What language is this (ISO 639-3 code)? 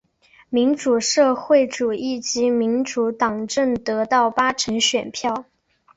zho